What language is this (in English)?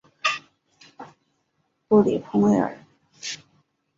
Chinese